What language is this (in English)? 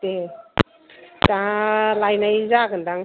Bodo